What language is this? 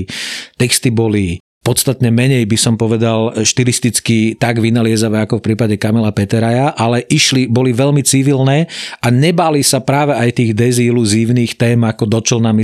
Slovak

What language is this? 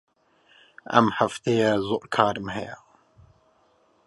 Central Kurdish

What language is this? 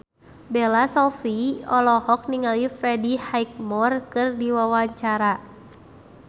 Sundanese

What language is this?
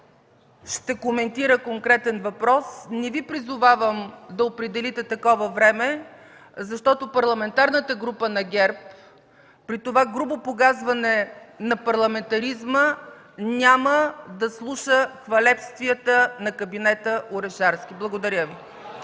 Bulgarian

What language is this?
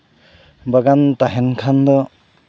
Santali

